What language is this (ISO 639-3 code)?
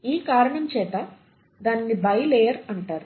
tel